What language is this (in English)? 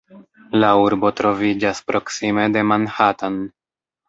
Esperanto